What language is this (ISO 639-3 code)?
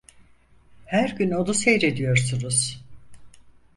tur